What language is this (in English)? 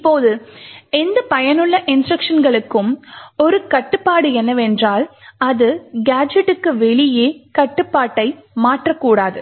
Tamil